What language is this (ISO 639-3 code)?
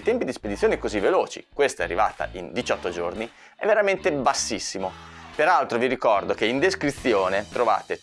ita